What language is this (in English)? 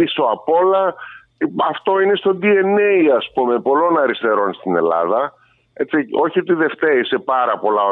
Greek